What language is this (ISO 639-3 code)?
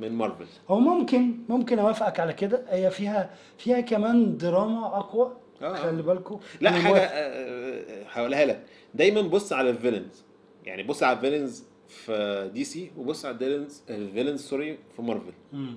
ara